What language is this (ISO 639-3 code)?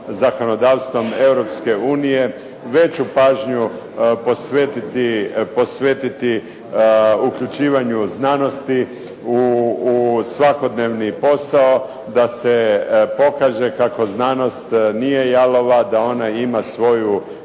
hrv